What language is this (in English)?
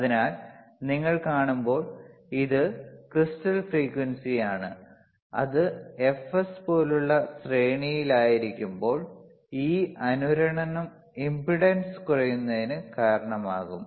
Malayalam